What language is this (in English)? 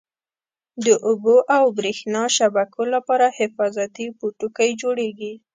Pashto